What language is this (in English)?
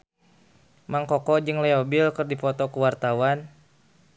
Sundanese